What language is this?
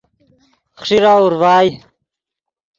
Yidgha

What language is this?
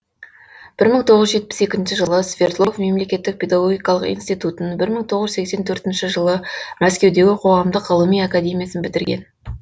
Kazakh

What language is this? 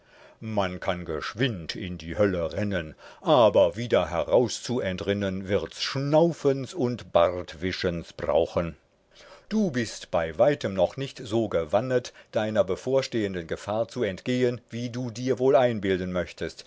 German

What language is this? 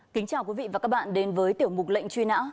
Vietnamese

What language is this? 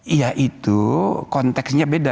Indonesian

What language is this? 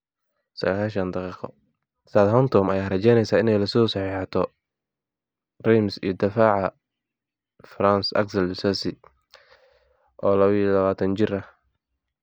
Somali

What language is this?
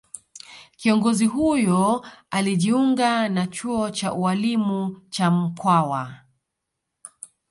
Swahili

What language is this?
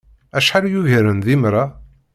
Kabyle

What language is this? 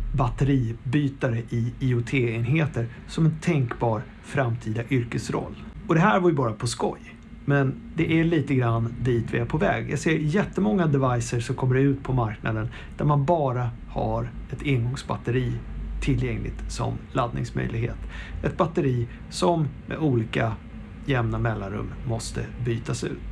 Swedish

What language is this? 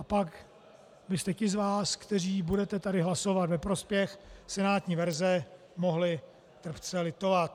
Czech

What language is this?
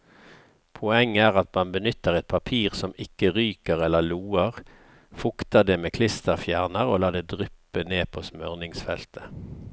Norwegian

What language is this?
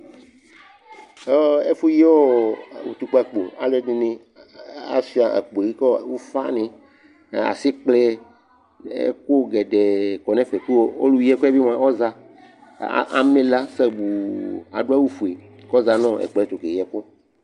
Ikposo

